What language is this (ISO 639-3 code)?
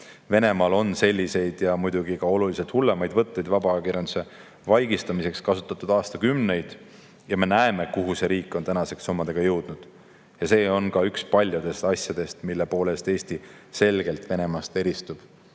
est